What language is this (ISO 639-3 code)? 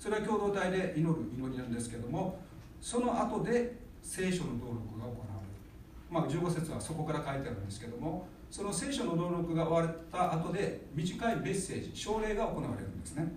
jpn